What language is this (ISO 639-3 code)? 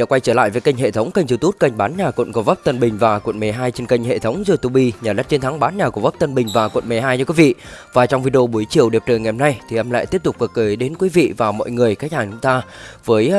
vie